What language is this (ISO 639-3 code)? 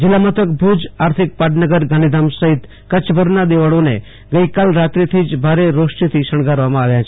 guj